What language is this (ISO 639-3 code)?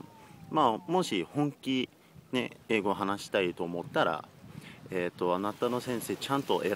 jpn